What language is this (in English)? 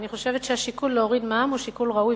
Hebrew